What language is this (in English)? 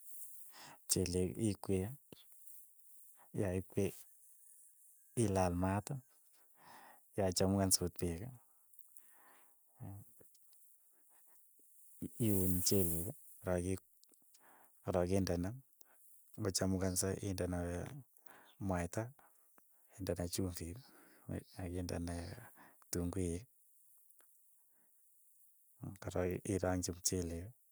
Keiyo